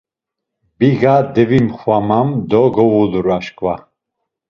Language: Laz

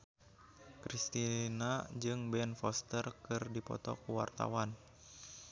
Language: Sundanese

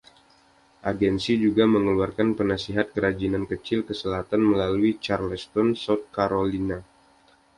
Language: Indonesian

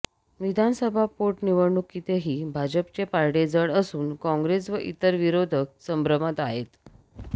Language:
Marathi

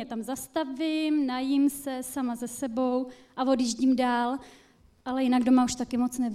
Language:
Czech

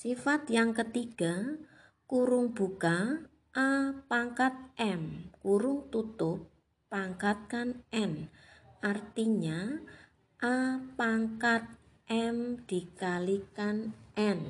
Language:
Indonesian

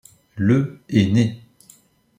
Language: French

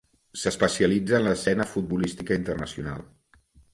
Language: Catalan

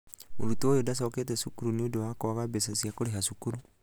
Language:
Kikuyu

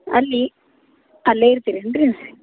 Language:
Kannada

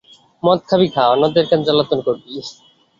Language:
Bangla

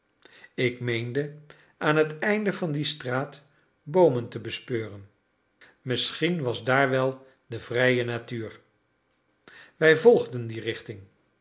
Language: Dutch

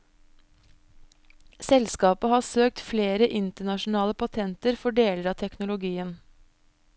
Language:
Norwegian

